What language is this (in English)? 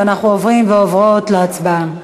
Hebrew